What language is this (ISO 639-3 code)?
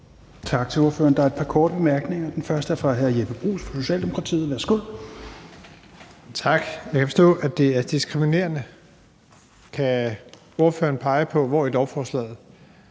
dan